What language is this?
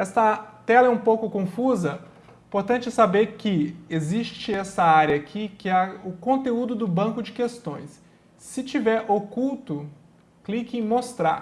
Portuguese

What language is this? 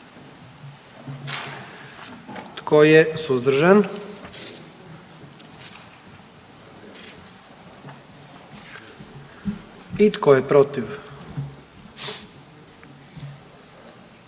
Croatian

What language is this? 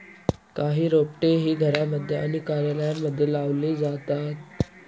Marathi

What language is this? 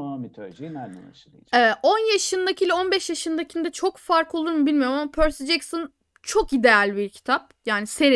Turkish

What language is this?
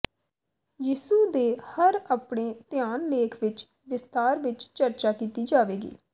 Punjabi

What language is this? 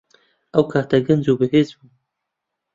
Central Kurdish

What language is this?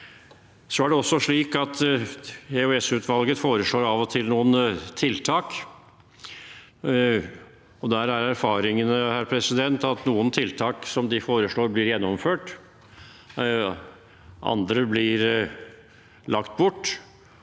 Norwegian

